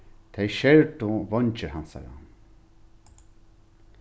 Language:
Faroese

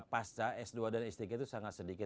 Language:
Indonesian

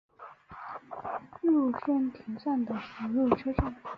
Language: Chinese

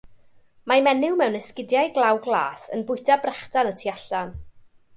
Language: Welsh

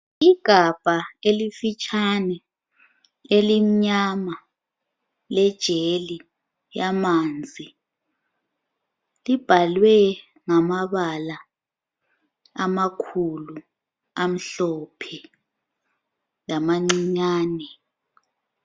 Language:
North Ndebele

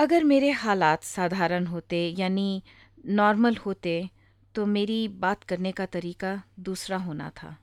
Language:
Hindi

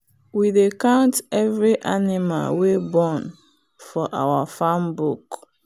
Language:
Nigerian Pidgin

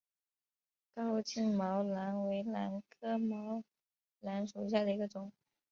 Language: Chinese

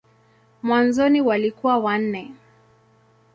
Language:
Swahili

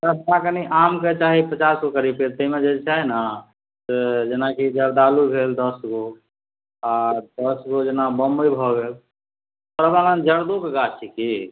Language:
Maithili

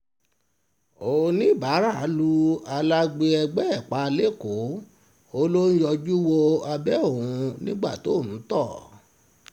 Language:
Yoruba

